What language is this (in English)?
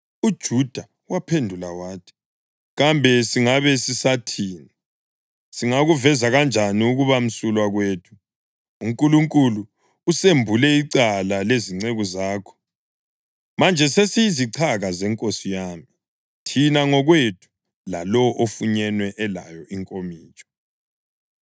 North Ndebele